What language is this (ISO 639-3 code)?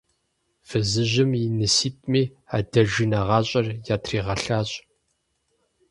kbd